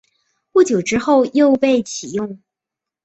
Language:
Chinese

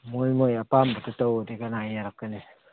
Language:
Manipuri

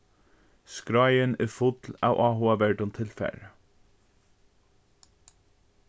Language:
Faroese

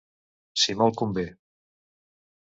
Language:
Catalan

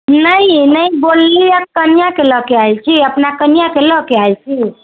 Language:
Maithili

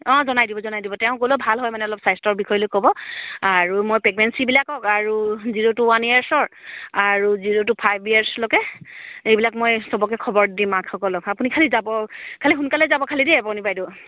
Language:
Assamese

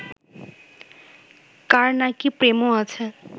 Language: Bangla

